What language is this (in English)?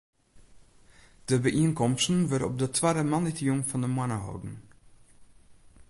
Western Frisian